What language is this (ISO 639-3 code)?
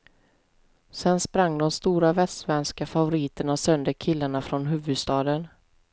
swe